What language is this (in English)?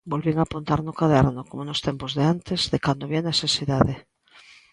Galician